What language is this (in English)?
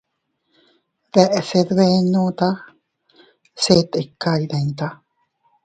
Teutila Cuicatec